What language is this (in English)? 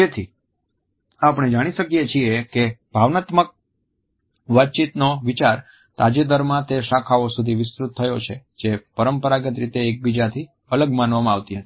Gujarati